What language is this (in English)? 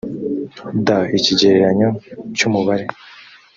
Kinyarwanda